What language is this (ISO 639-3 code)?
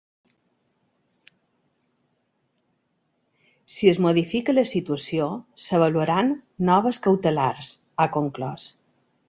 cat